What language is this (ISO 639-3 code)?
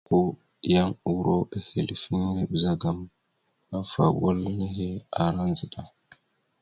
mxu